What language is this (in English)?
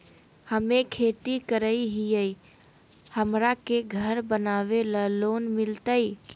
Magahi